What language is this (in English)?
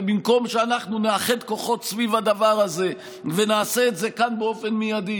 Hebrew